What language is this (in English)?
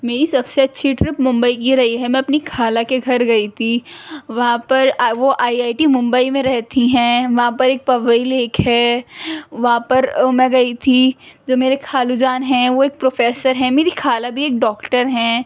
Urdu